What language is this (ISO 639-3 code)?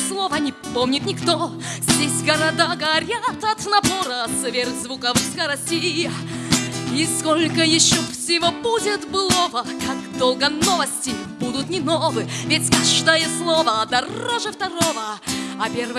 rus